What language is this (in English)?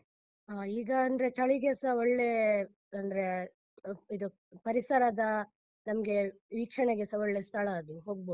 Kannada